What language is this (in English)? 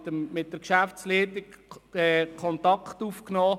Swiss German